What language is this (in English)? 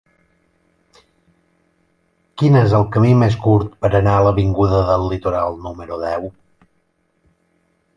Catalan